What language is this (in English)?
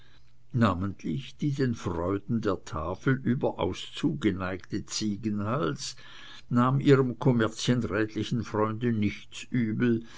German